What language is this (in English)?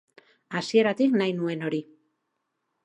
Basque